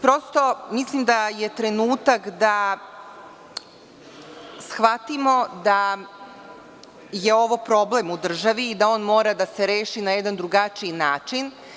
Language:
Serbian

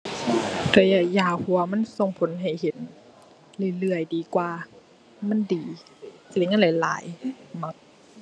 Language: Thai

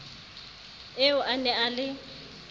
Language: Southern Sotho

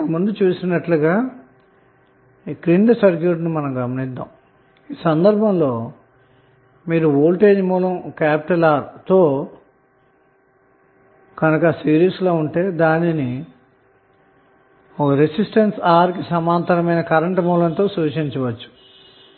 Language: Telugu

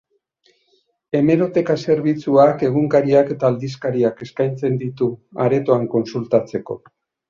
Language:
Basque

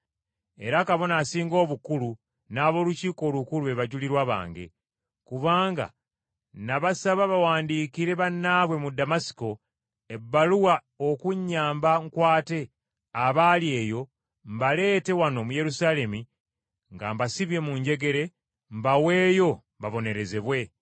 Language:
Ganda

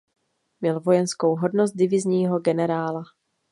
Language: Czech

